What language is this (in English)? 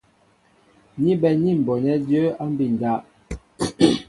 Mbo (Cameroon)